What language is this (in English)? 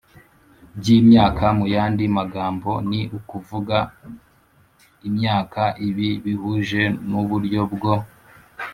Kinyarwanda